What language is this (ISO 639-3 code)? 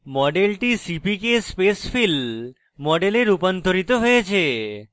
ben